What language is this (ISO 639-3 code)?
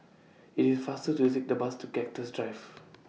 eng